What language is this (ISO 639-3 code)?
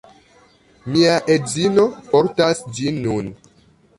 epo